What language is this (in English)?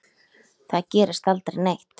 Icelandic